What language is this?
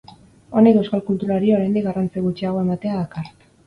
Basque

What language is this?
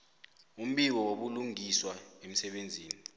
South Ndebele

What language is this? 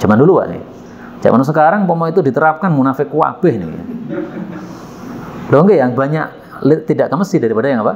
Indonesian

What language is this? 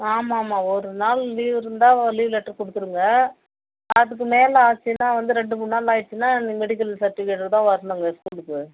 Tamil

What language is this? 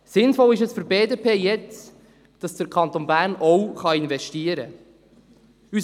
Swiss German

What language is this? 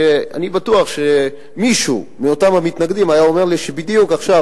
Hebrew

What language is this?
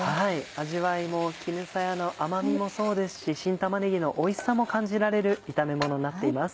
Japanese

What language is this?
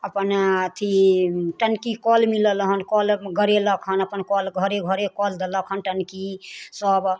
Maithili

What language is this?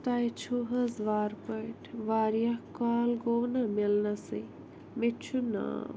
Kashmiri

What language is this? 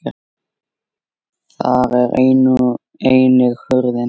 Icelandic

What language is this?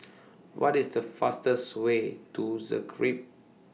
English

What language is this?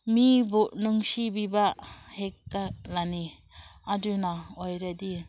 Manipuri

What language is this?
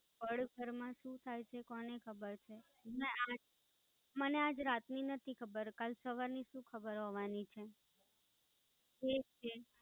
Gujarati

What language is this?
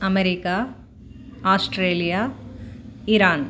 Sanskrit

